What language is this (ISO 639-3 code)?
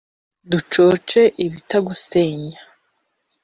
kin